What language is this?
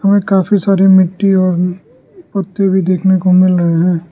Hindi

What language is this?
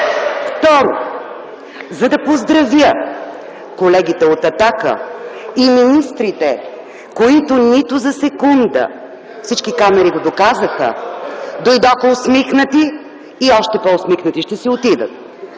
Bulgarian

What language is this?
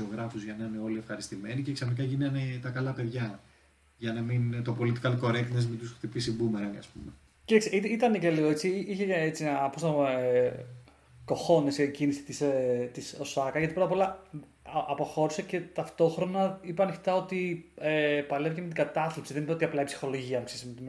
Greek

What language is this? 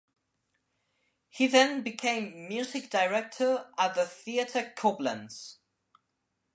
English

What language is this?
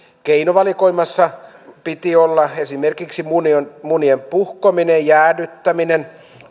Finnish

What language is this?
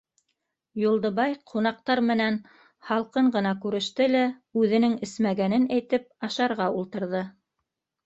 Bashkir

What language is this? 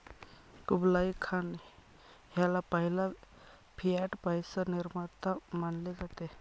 Marathi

